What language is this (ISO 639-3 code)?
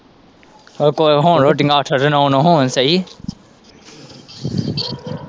pan